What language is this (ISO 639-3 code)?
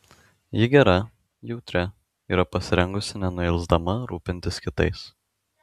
lit